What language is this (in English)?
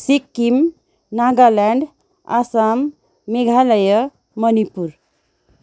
Nepali